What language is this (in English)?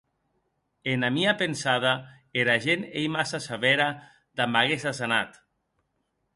Occitan